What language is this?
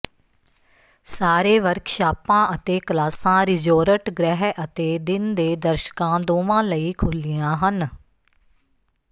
Punjabi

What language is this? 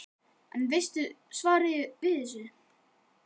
Icelandic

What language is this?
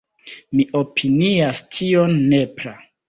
Esperanto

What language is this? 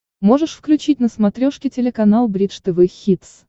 Russian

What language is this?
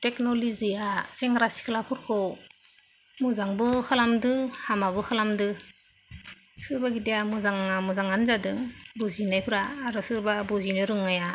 Bodo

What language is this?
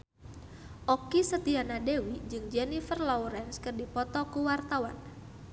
Sundanese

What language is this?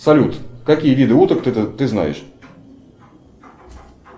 Russian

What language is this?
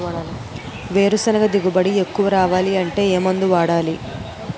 Telugu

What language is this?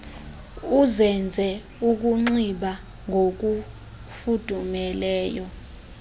Xhosa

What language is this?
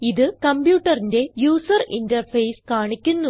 Malayalam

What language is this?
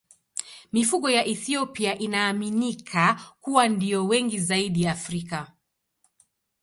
Swahili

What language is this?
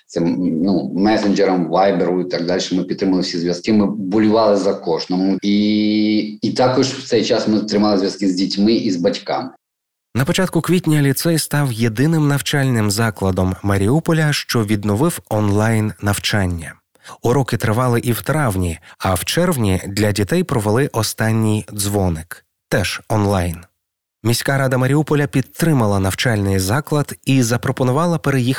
Ukrainian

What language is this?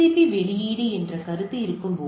Tamil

